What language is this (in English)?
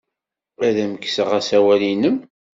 Kabyle